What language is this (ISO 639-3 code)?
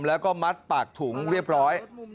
tha